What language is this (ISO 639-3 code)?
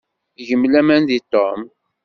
kab